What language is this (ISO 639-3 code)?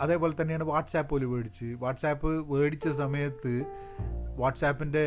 mal